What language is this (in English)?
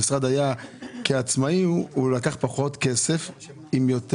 Hebrew